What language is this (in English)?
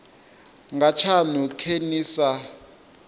Venda